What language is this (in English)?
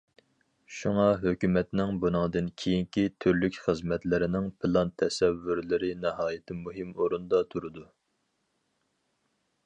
Uyghur